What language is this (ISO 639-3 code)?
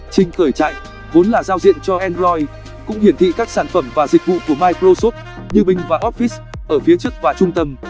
vie